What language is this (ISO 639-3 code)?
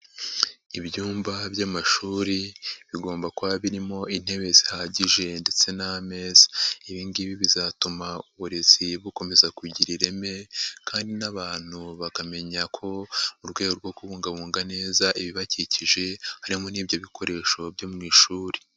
kin